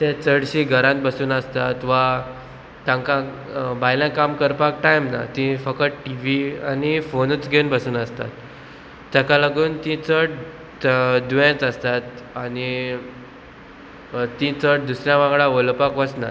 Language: Konkani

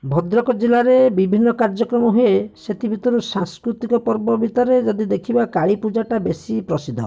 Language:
Odia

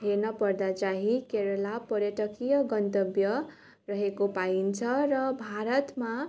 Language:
Nepali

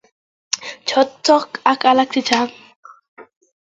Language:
Kalenjin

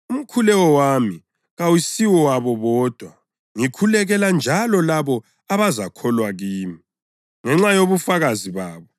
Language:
North Ndebele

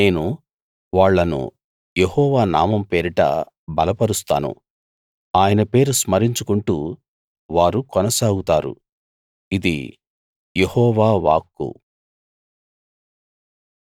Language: Telugu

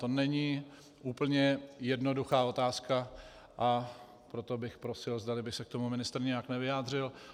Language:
Czech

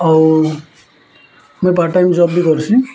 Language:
Odia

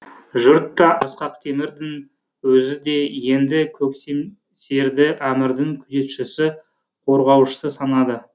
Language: Kazakh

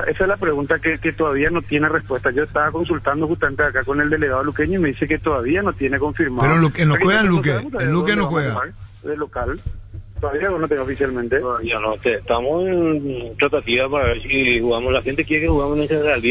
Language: Spanish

